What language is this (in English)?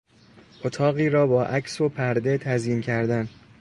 Persian